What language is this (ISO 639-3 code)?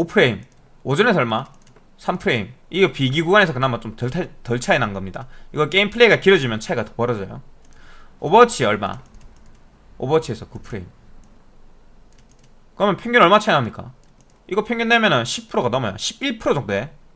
kor